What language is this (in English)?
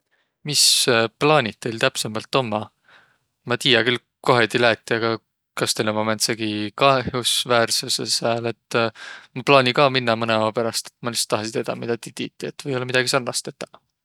Võro